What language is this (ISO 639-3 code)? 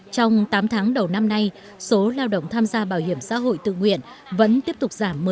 vie